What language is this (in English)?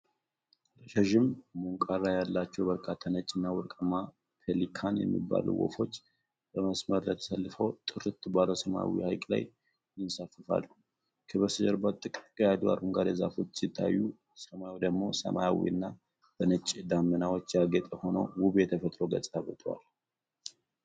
Amharic